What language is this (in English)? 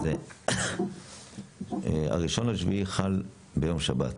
Hebrew